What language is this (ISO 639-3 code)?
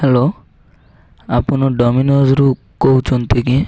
ori